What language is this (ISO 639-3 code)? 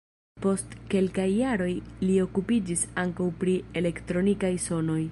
epo